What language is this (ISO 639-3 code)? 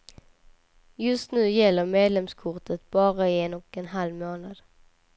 swe